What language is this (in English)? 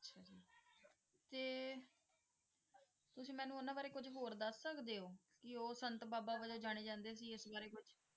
Punjabi